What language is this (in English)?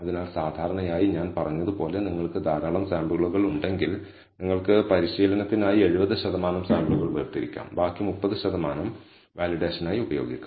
Malayalam